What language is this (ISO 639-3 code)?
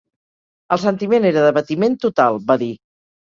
cat